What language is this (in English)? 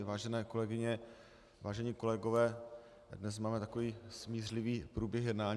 Czech